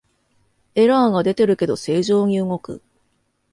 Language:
Japanese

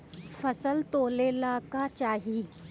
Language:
Bhojpuri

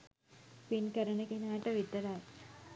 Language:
Sinhala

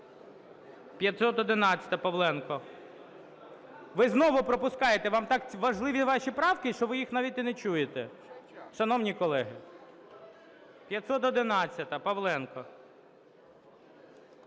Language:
Ukrainian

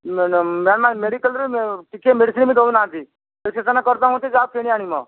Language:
Odia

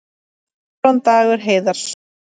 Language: Icelandic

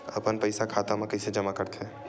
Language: Chhattisgarhi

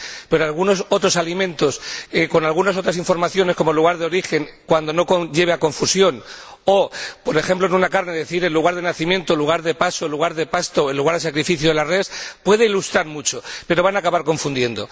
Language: Spanish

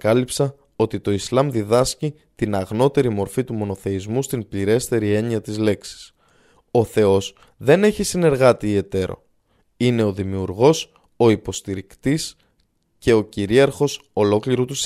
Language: Greek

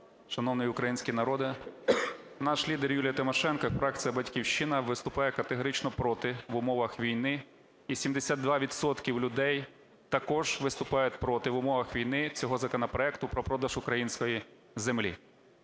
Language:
Ukrainian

